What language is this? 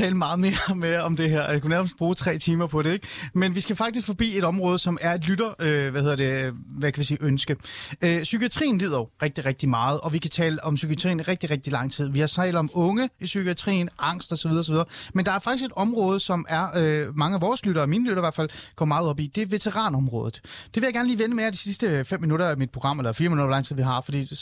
Danish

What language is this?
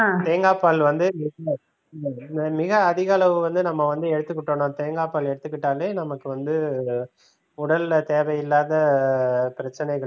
Tamil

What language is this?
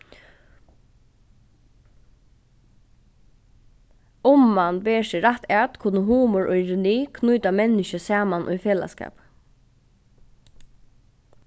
Faroese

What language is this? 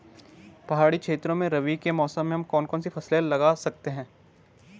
Hindi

